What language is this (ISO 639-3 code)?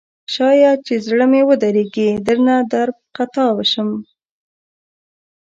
pus